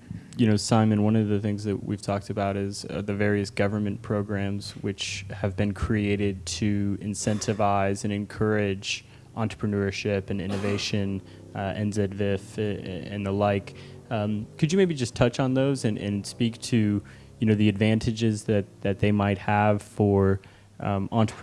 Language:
English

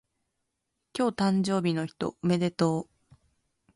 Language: Japanese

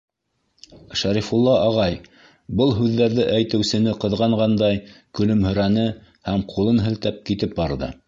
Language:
Bashkir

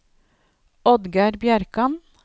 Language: Norwegian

